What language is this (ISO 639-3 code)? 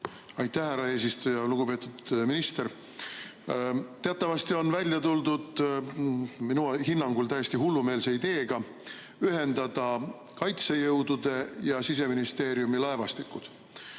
est